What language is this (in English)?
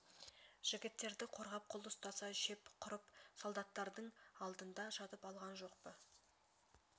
Kazakh